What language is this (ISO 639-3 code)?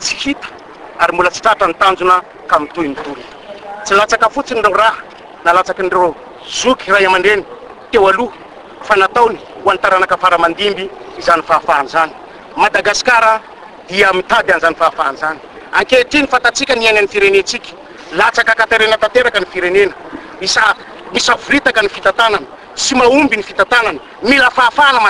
ron